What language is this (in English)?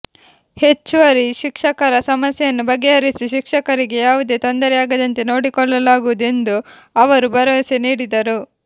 Kannada